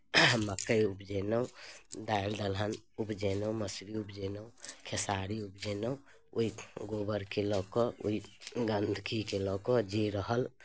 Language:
Maithili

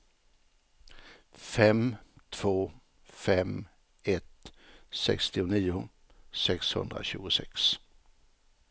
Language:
Swedish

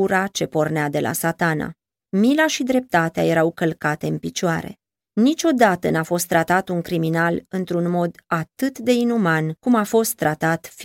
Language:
Romanian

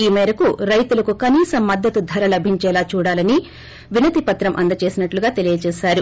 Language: Telugu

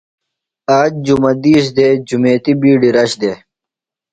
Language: Phalura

